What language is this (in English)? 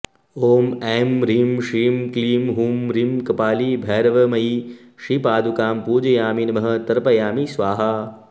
Sanskrit